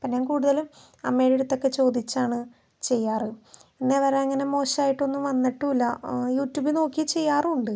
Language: Malayalam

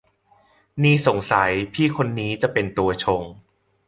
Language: Thai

